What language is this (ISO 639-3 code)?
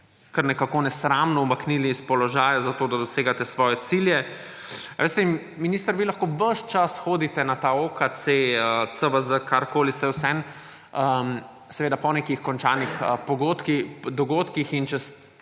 slv